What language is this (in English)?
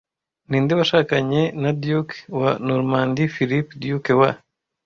Kinyarwanda